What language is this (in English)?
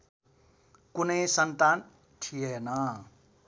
Nepali